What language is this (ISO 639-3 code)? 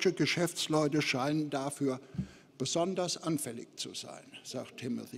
deu